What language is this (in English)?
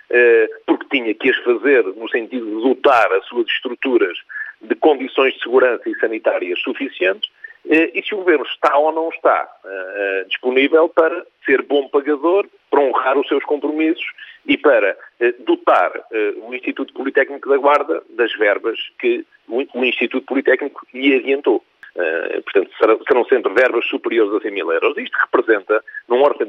Portuguese